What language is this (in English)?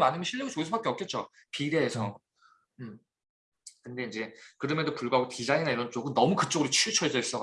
Korean